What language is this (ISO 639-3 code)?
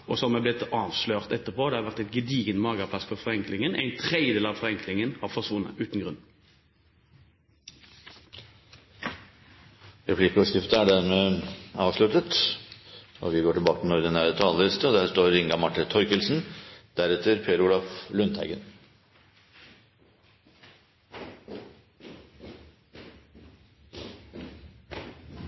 nor